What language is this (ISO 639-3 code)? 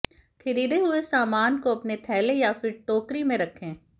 hin